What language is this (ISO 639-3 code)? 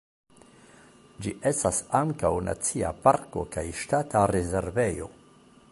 epo